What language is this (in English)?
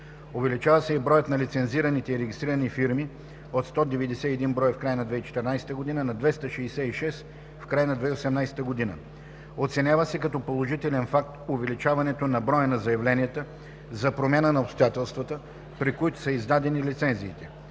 Bulgarian